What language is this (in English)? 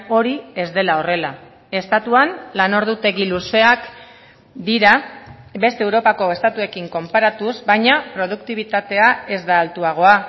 Basque